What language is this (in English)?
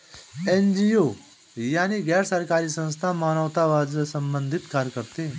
Hindi